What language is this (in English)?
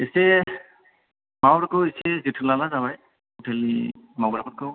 Bodo